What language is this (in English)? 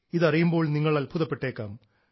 Malayalam